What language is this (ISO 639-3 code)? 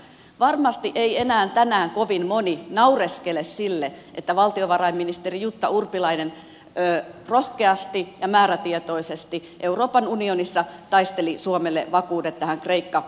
fin